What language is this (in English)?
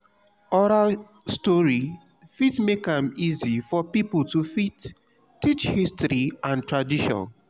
Nigerian Pidgin